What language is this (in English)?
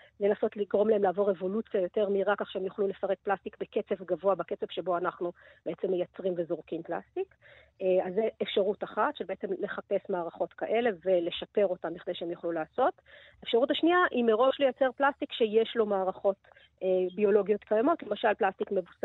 Hebrew